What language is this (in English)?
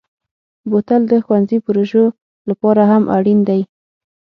Pashto